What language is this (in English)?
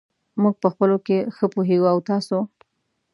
Pashto